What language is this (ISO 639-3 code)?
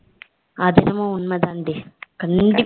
tam